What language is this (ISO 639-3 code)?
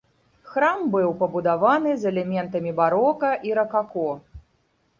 bel